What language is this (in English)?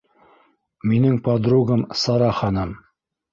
Bashkir